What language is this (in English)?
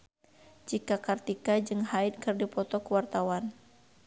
Sundanese